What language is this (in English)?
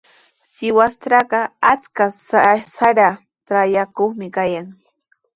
Sihuas Ancash Quechua